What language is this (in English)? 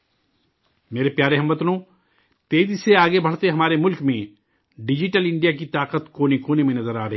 Urdu